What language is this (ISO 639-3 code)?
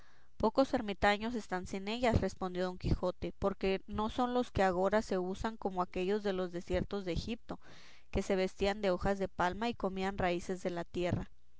spa